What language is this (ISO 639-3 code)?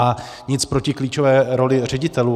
ces